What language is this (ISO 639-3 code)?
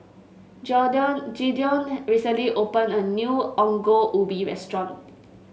eng